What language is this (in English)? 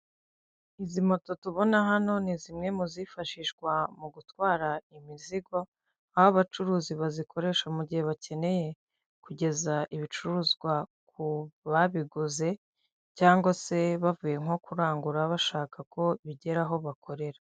Kinyarwanda